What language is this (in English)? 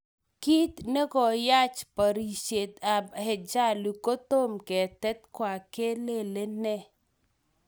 Kalenjin